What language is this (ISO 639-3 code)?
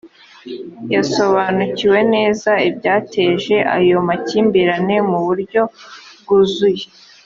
kin